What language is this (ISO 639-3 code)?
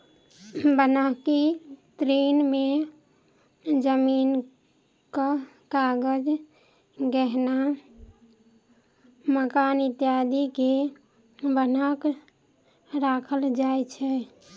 mai